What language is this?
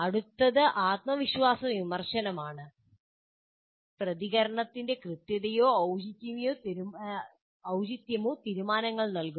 Malayalam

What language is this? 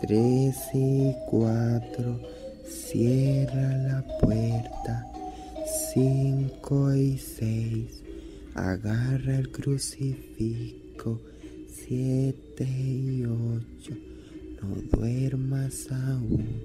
Spanish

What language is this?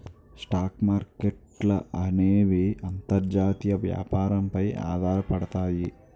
Telugu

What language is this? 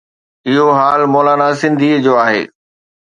Sindhi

